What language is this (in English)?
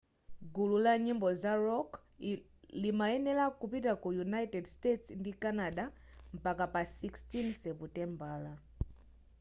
Nyanja